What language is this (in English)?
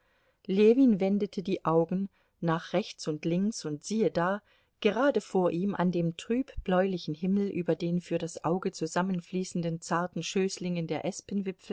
German